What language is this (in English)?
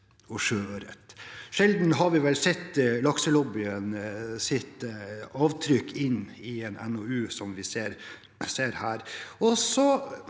Norwegian